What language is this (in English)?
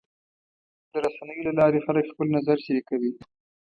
Pashto